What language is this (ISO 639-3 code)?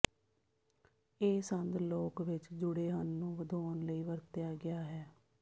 pan